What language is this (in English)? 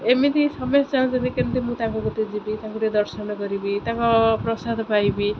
Odia